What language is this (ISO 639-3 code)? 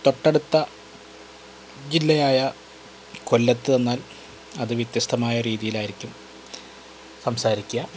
mal